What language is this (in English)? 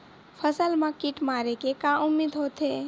Chhattisgarhi